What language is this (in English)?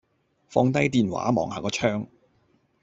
Cantonese